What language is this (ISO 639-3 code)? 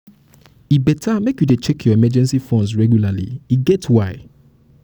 pcm